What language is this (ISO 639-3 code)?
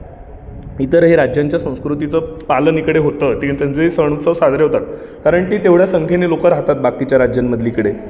mar